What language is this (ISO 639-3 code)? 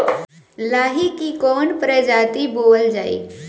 bho